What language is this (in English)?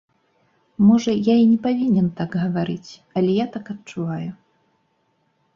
Belarusian